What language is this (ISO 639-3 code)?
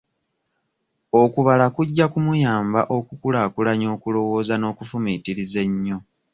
lug